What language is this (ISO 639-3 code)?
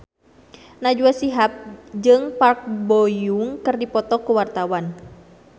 sun